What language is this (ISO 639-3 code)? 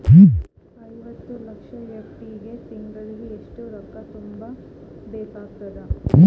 kan